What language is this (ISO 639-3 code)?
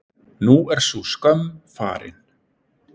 isl